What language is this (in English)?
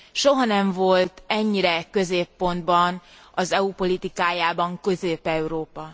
Hungarian